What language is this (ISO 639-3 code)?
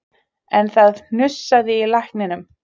isl